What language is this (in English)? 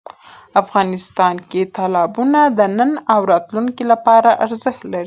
Pashto